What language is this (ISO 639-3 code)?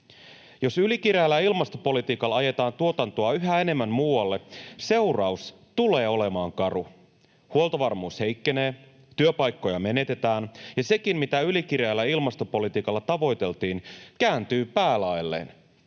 fin